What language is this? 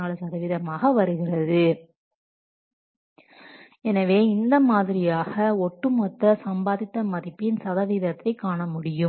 Tamil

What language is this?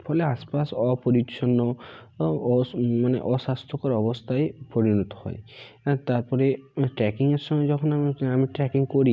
Bangla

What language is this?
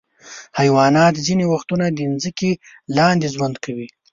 Pashto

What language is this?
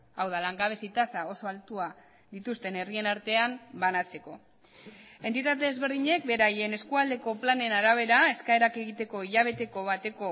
Basque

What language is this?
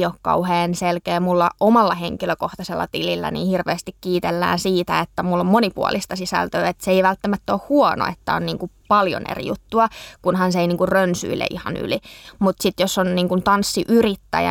Finnish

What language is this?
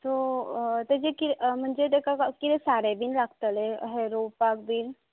Konkani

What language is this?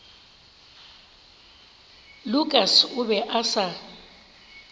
Northern Sotho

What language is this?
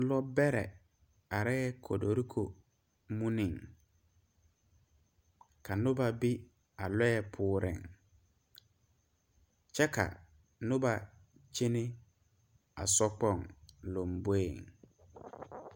Southern Dagaare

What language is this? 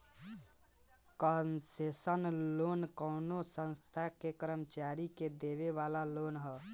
Bhojpuri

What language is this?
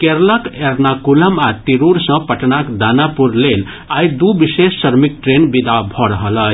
Maithili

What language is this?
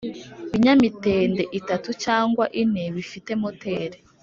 Kinyarwanda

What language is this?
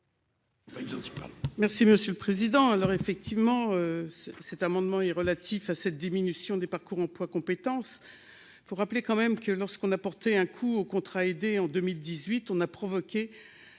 French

